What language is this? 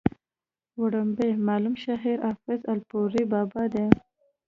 Pashto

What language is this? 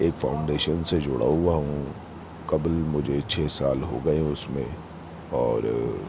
Urdu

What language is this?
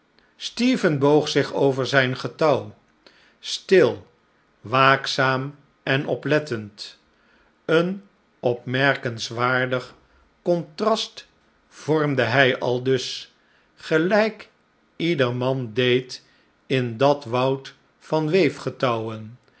Dutch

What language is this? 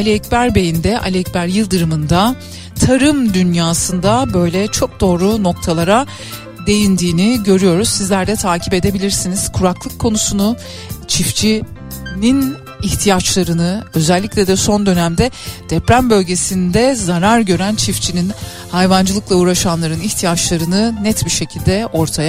Turkish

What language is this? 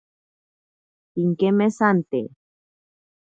Ashéninka Perené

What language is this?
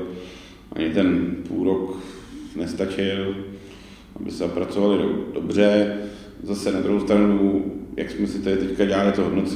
Czech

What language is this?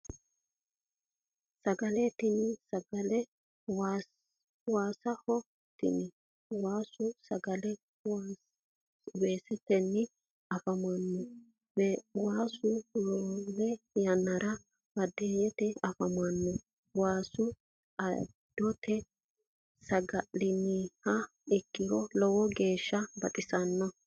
Sidamo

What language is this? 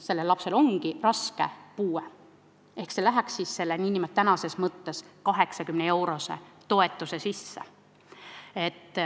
Estonian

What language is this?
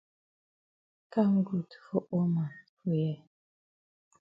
Cameroon Pidgin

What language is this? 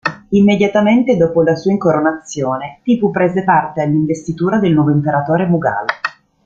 Italian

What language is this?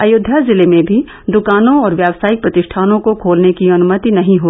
Hindi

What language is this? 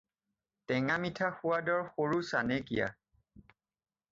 Assamese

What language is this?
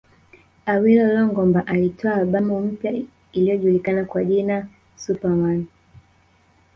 Swahili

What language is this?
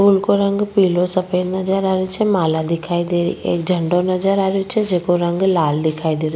Rajasthani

